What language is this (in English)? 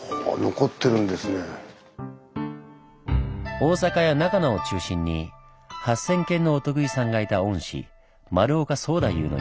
Japanese